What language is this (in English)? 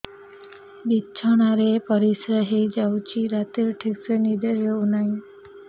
Odia